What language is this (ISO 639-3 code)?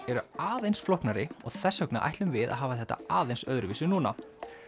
isl